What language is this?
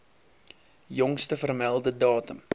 Afrikaans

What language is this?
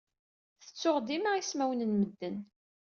Kabyle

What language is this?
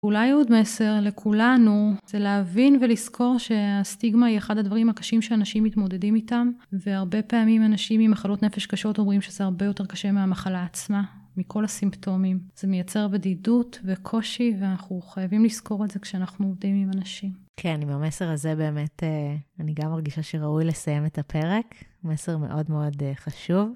Hebrew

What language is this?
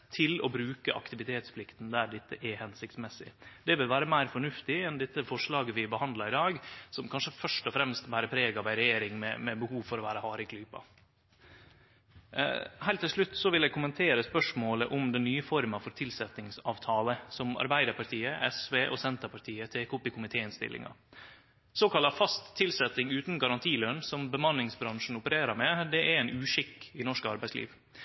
Norwegian Nynorsk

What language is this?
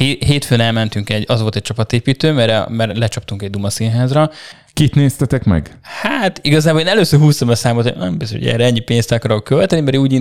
Hungarian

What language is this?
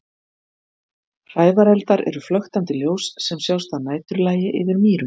Icelandic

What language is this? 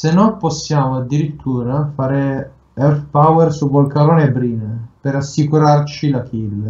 Italian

